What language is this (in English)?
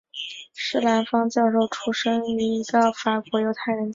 Chinese